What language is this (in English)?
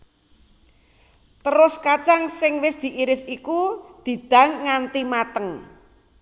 Javanese